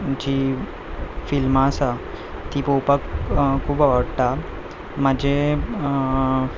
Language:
Konkani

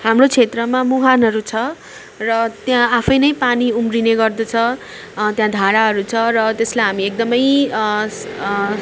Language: Nepali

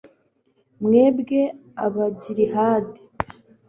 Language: Kinyarwanda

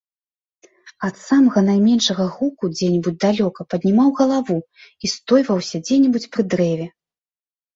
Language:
Belarusian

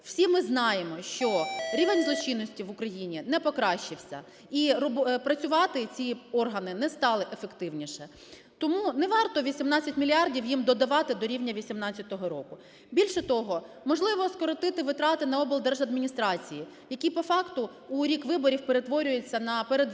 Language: Ukrainian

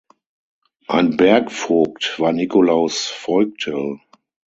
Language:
German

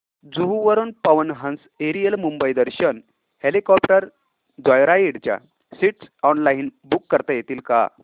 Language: Marathi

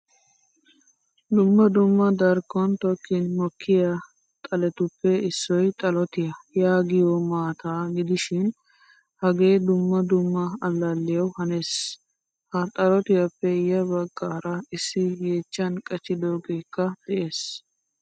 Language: Wolaytta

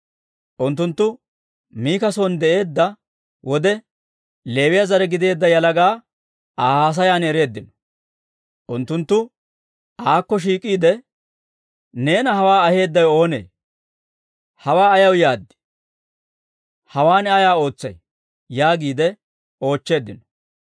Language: Dawro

